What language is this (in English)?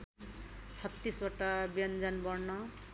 Nepali